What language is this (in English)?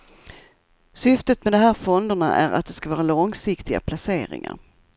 Swedish